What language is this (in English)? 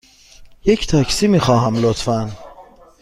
Persian